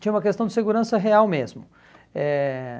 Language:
Portuguese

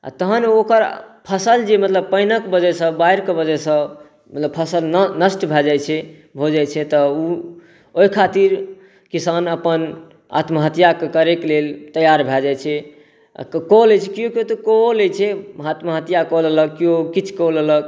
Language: Maithili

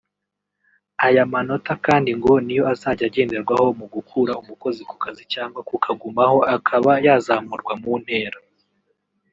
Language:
Kinyarwanda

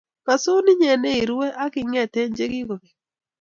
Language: Kalenjin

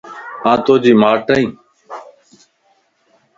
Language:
Lasi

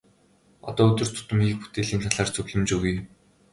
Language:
Mongolian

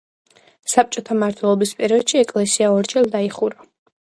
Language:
Georgian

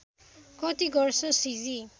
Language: Nepali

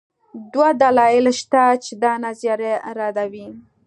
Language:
Pashto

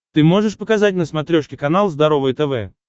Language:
Russian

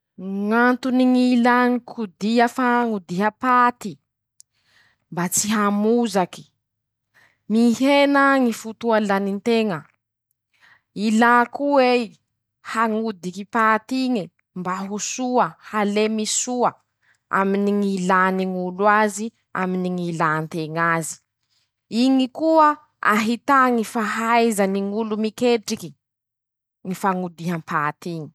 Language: Masikoro Malagasy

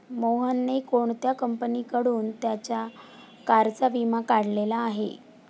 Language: Marathi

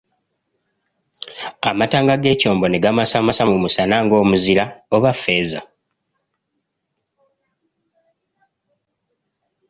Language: Ganda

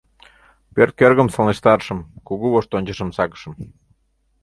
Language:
Mari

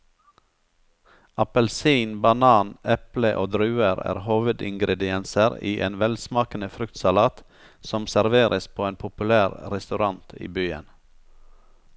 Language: Norwegian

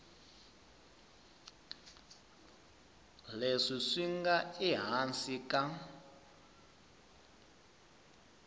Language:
Tsonga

